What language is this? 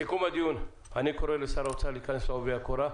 Hebrew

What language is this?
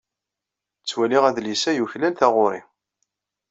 Kabyle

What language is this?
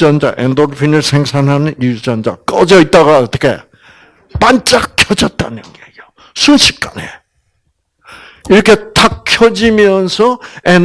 Korean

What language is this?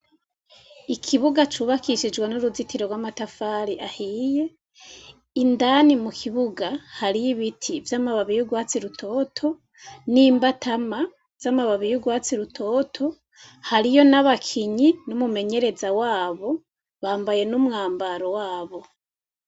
Rundi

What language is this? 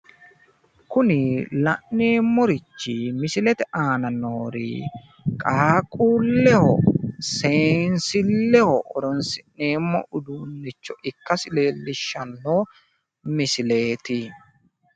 Sidamo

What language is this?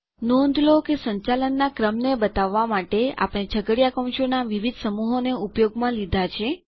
Gujarati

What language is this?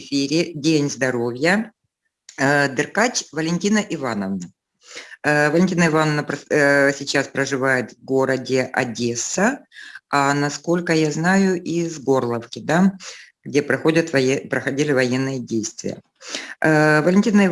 Russian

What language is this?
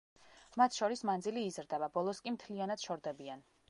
Georgian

